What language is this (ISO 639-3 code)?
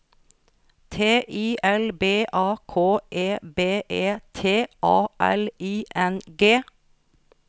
nor